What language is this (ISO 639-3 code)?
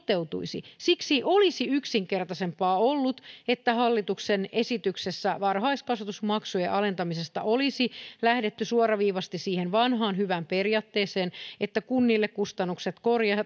fin